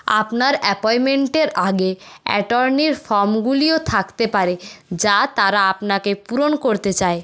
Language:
Bangla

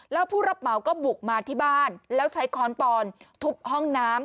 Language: Thai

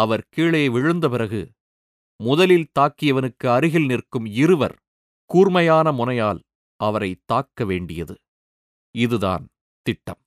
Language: Tamil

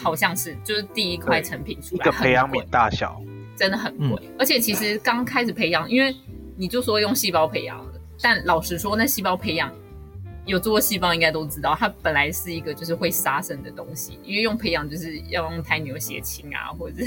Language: Chinese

